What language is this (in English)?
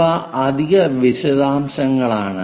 Malayalam